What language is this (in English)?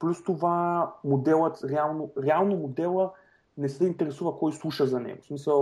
Bulgarian